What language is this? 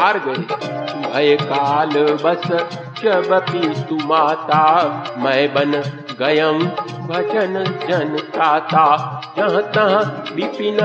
Hindi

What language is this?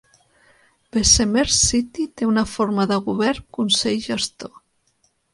Catalan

